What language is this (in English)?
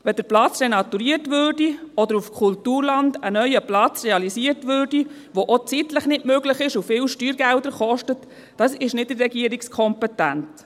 Swiss German